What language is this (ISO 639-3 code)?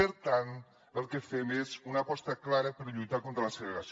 cat